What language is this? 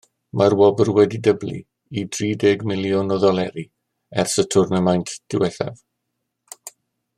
Welsh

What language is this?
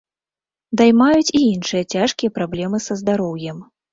Belarusian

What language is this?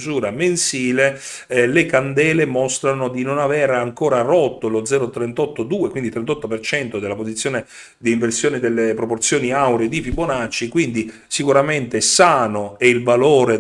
Italian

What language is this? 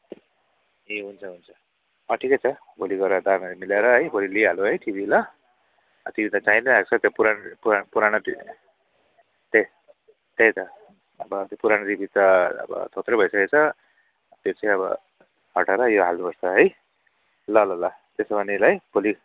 Nepali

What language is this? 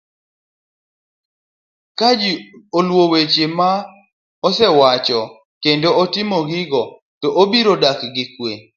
Luo (Kenya and Tanzania)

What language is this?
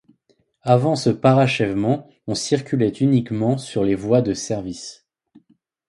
French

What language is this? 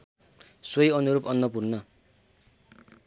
Nepali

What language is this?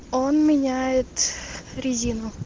Russian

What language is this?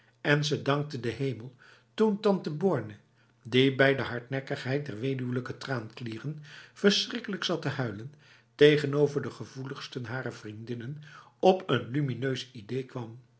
Dutch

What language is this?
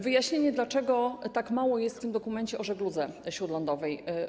Polish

